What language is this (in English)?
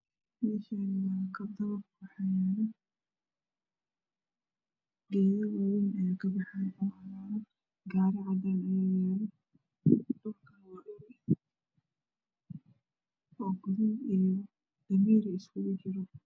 Somali